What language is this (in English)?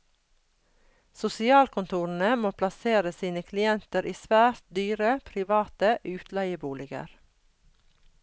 Norwegian